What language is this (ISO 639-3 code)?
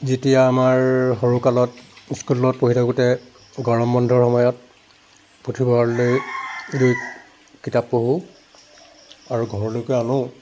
asm